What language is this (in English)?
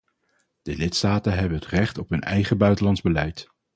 Dutch